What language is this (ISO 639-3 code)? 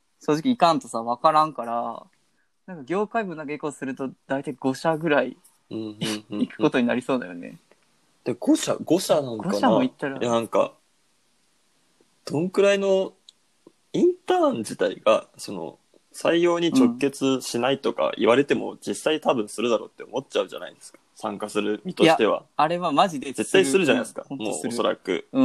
jpn